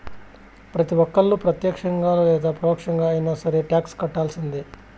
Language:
Telugu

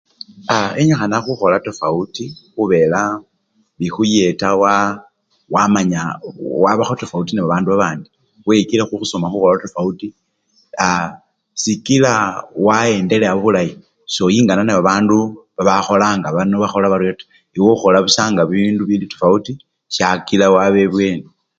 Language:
Luyia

